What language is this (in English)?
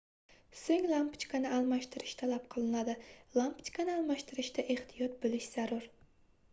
Uzbek